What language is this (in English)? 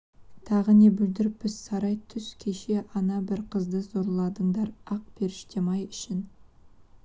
Kazakh